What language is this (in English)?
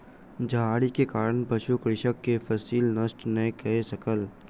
Maithili